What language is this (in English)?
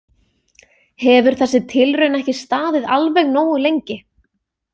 Icelandic